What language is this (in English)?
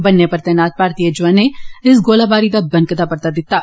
Dogri